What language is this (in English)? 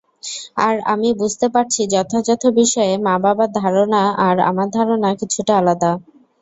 Bangla